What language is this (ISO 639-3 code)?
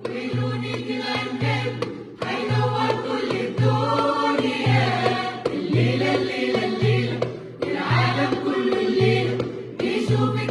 ind